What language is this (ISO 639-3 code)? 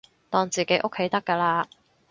yue